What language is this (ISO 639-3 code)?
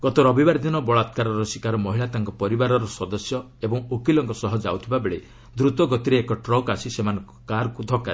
ori